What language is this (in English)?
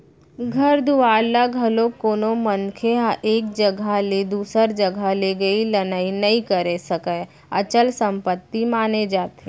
Chhattisgarhi